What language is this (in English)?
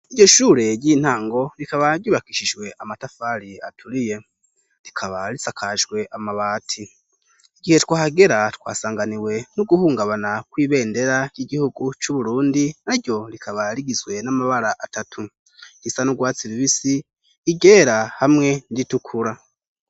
Rundi